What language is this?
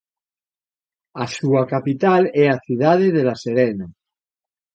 Galician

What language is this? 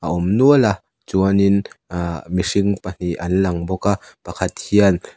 Mizo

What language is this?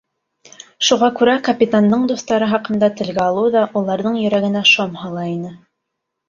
Bashkir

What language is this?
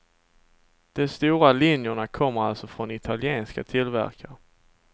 Swedish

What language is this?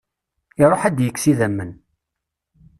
Kabyle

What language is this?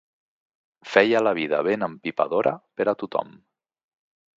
Catalan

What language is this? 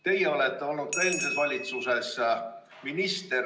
Estonian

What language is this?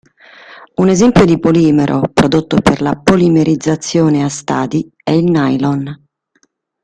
Italian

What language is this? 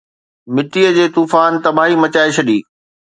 Sindhi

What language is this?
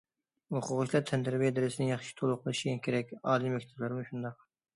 Uyghur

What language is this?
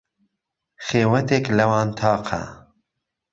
Central Kurdish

